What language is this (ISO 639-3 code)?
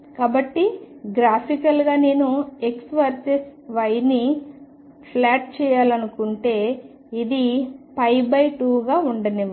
tel